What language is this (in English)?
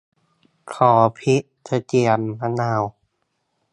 Thai